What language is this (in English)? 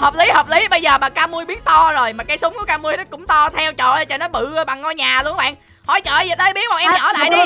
Vietnamese